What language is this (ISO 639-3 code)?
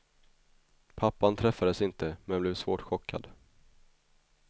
swe